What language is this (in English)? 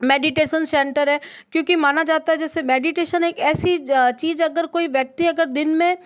Hindi